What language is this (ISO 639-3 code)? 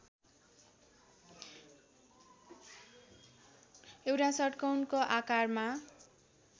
nep